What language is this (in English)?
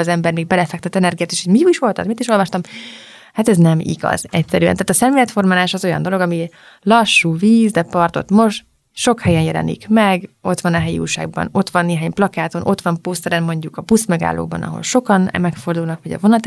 Hungarian